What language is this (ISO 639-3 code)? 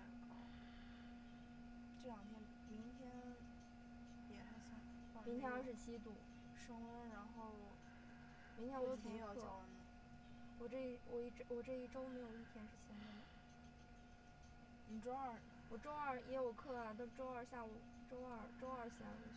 zho